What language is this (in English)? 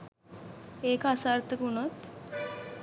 Sinhala